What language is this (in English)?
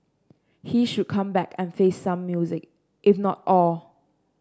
English